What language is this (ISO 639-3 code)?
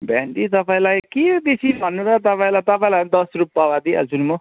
nep